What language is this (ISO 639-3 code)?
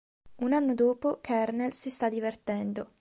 ita